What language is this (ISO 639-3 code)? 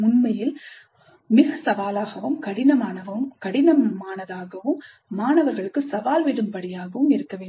tam